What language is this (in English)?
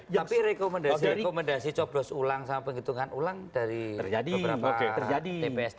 Indonesian